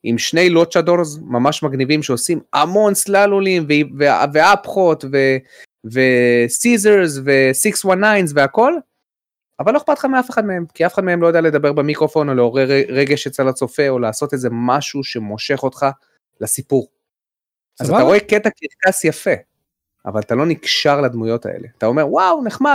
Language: Hebrew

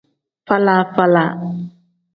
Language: Tem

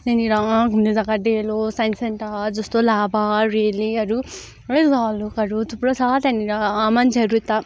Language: Nepali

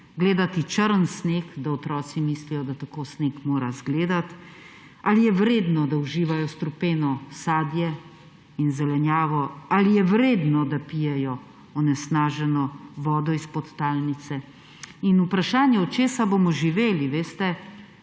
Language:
Slovenian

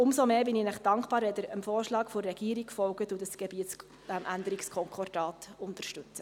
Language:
Swiss German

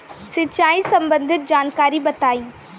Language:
Bhojpuri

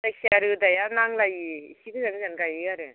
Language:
Bodo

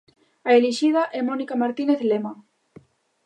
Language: Galician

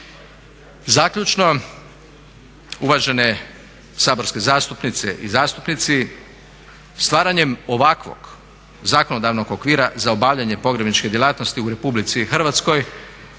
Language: Croatian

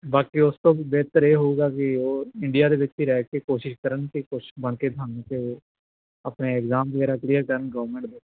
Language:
Punjabi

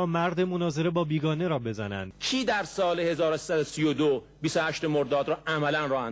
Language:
Persian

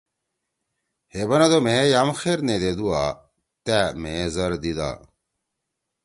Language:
Torwali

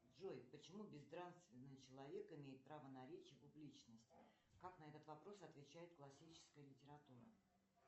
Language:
Russian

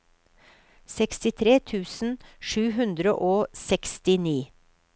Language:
Norwegian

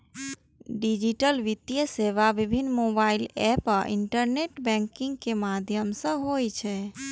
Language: Maithili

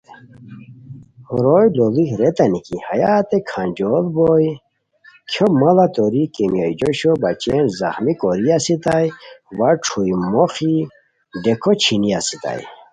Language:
Khowar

